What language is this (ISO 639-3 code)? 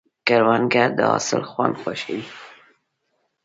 pus